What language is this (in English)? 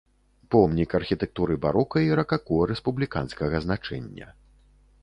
Belarusian